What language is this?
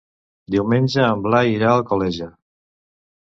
Catalan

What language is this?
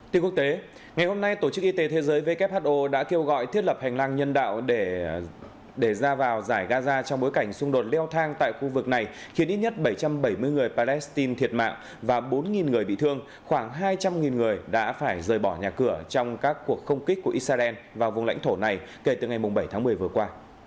Vietnamese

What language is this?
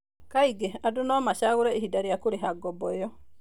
Kikuyu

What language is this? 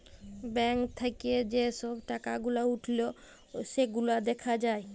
Bangla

